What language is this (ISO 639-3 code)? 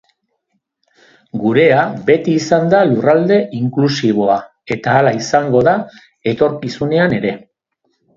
eus